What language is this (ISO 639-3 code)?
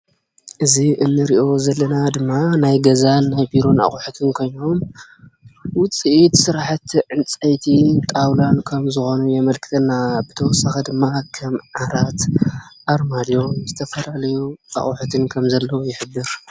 tir